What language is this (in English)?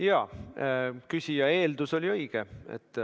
Estonian